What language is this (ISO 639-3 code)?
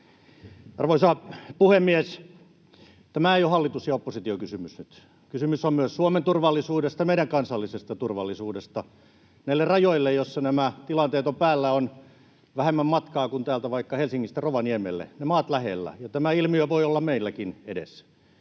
fin